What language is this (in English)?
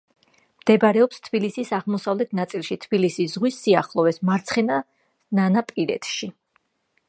Georgian